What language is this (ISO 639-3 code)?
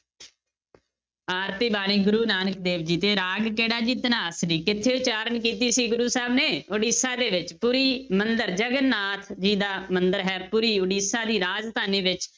pan